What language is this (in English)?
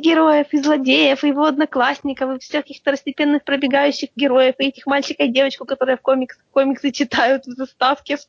Russian